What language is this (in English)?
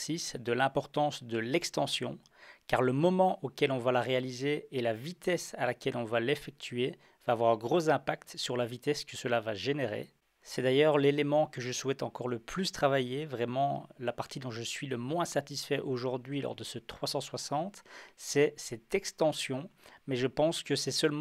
French